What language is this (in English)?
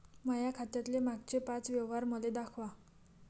Marathi